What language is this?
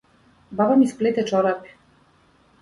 Macedonian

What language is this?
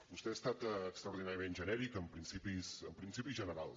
Catalan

